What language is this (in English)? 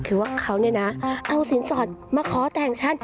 Thai